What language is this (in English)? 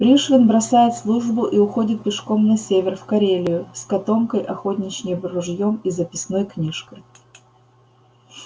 Russian